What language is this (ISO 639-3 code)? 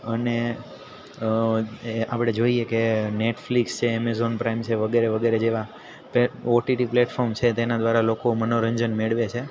guj